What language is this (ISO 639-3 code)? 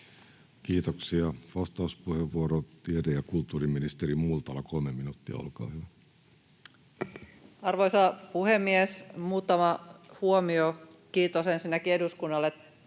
fin